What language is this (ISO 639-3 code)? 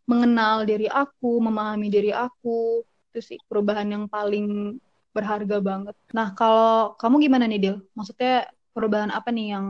ind